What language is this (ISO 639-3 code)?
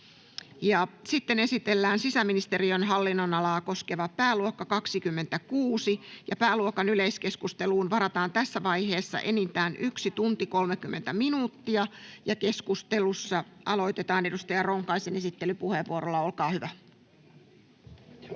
fin